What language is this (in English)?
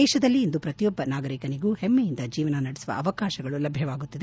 Kannada